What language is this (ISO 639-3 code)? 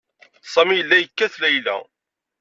kab